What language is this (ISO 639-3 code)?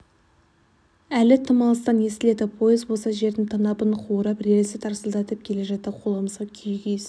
kaz